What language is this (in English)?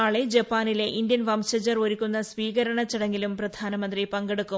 Malayalam